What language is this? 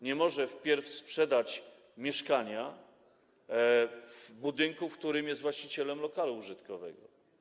Polish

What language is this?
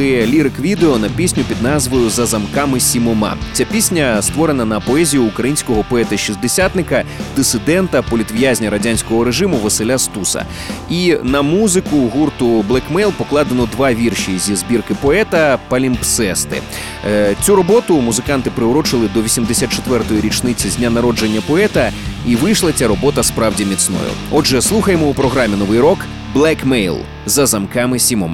Ukrainian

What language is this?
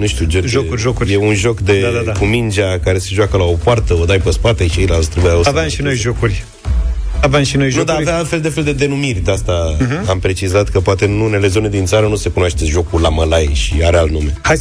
Romanian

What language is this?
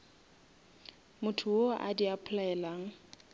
Northern Sotho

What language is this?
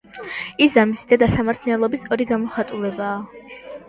Georgian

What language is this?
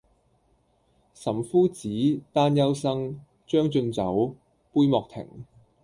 Cantonese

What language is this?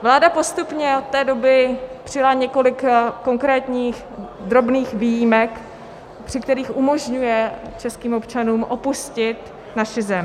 Czech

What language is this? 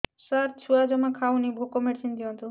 Odia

